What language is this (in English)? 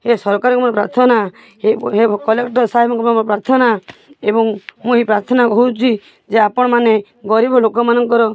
Odia